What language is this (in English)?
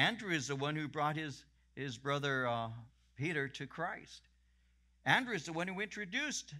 English